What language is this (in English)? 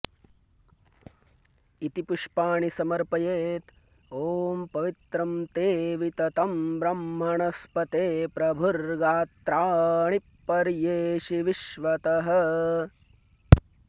Sanskrit